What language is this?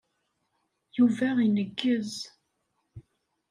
Kabyle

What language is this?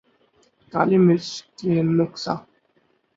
Urdu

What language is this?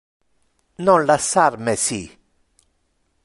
Interlingua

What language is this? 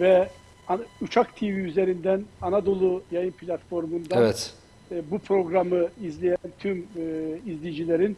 Turkish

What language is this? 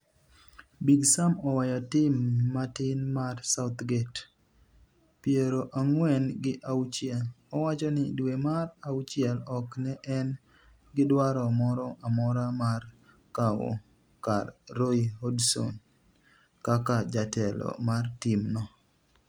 Luo (Kenya and Tanzania)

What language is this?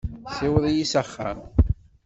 Kabyle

